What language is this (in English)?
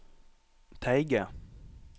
Norwegian